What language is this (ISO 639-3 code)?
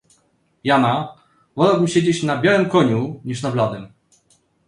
pol